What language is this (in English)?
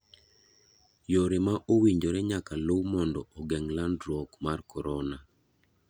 Luo (Kenya and Tanzania)